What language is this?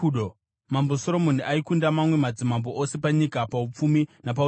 Shona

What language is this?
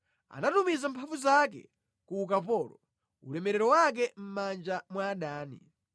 Nyanja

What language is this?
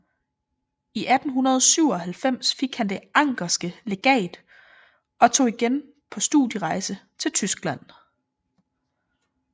Danish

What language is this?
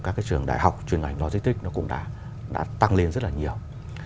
Vietnamese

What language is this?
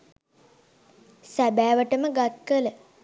Sinhala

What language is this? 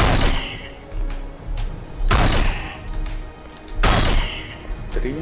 Russian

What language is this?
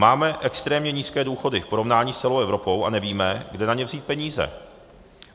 Czech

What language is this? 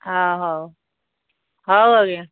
Odia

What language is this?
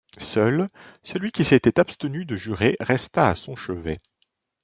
French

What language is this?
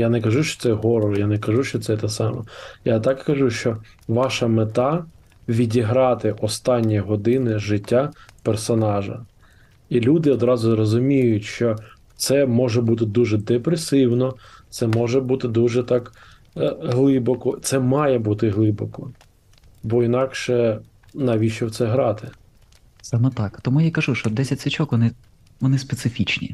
Ukrainian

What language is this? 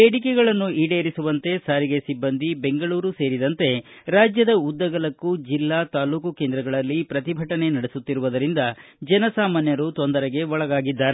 Kannada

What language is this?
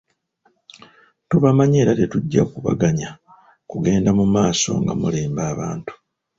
Ganda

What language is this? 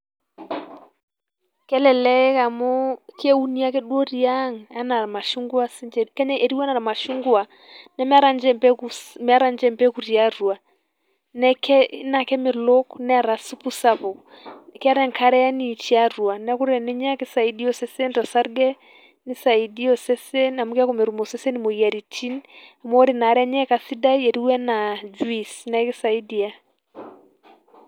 Masai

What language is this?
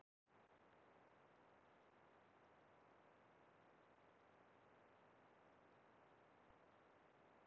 Icelandic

